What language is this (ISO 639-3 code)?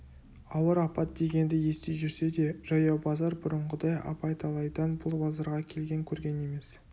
kaz